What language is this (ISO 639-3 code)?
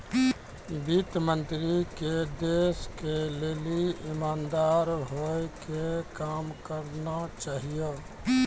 mai